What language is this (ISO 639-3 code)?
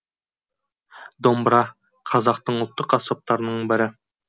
kaz